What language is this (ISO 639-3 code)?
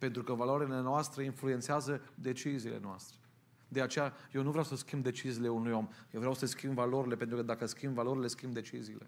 ron